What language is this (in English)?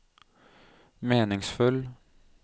Norwegian